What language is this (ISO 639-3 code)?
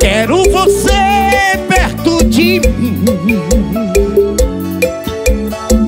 por